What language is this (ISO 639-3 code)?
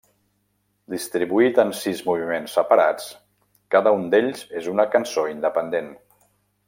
cat